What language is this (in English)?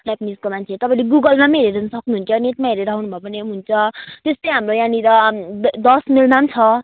Nepali